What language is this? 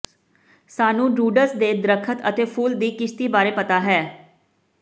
Punjabi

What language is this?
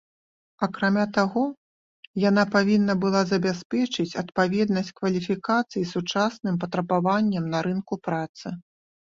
Belarusian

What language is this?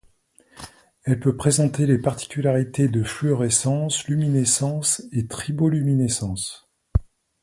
French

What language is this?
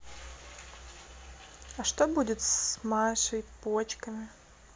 Russian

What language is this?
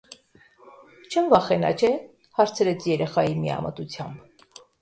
Armenian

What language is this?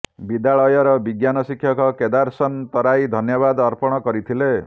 Odia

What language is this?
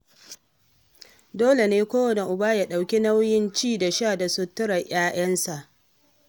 Hausa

